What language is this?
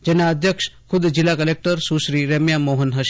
Gujarati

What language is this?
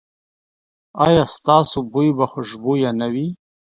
Pashto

